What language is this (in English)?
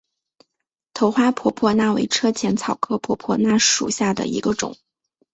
Chinese